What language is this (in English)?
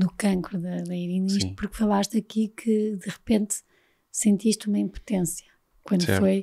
Portuguese